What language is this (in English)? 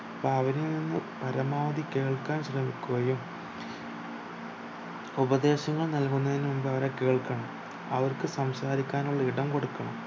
Malayalam